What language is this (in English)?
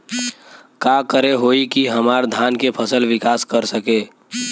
Bhojpuri